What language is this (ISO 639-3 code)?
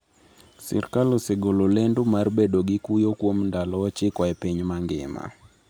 luo